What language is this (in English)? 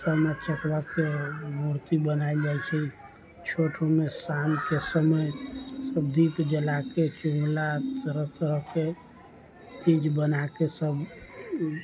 Maithili